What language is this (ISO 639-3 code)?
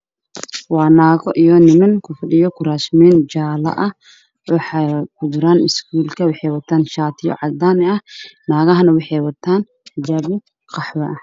som